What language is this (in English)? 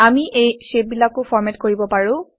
Assamese